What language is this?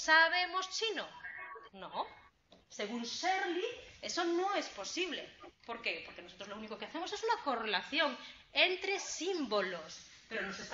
Spanish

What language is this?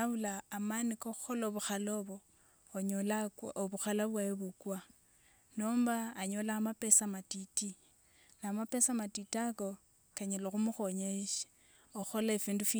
Wanga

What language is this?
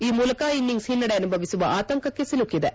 Kannada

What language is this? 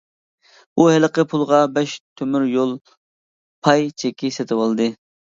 Uyghur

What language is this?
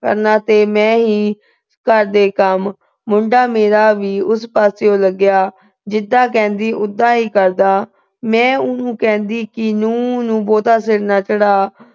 Punjabi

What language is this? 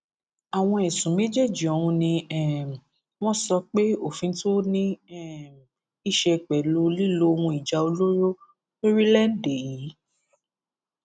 Yoruba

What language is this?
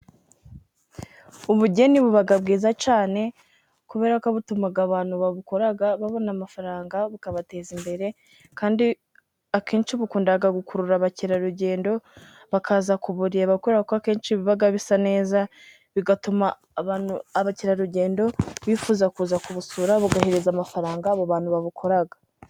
Kinyarwanda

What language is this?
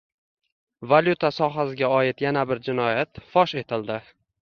Uzbek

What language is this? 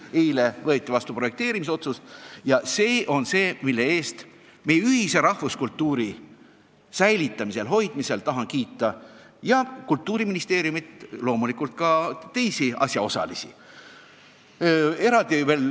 Estonian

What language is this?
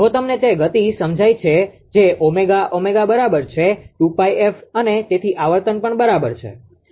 Gujarati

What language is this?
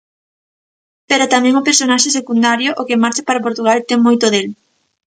Galician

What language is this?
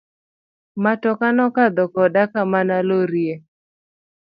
Luo (Kenya and Tanzania)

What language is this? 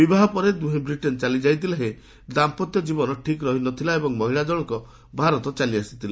Odia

